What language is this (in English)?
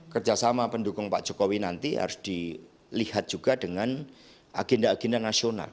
Indonesian